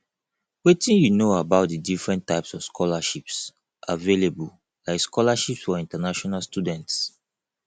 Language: Nigerian Pidgin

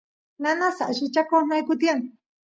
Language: Santiago del Estero Quichua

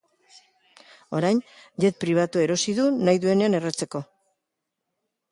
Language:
Basque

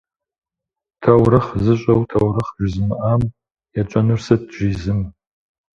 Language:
Kabardian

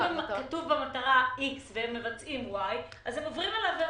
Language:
Hebrew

